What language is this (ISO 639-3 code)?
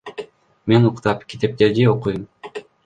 kir